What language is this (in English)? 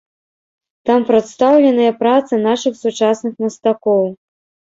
Belarusian